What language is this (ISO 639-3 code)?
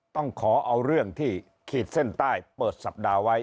tha